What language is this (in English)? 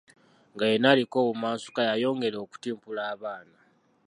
Ganda